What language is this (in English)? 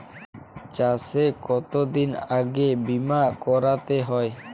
Bangla